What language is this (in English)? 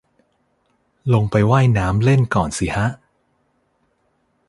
Thai